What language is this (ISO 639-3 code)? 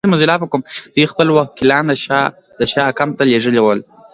pus